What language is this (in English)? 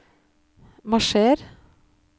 Norwegian